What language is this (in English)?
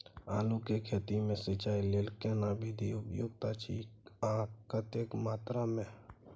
Maithili